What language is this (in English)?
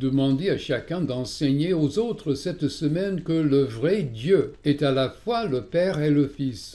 French